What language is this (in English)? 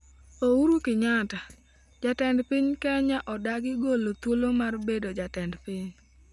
Luo (Kenya and Tanzania)